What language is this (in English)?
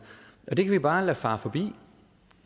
Danish